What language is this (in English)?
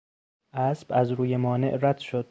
Persian